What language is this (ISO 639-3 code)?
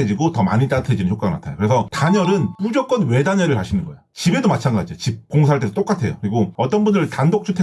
kor